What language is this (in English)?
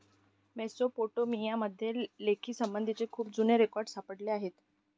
Marathi